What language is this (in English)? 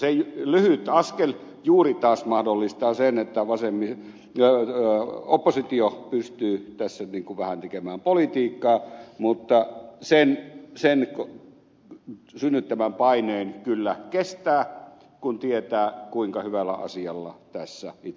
Finnish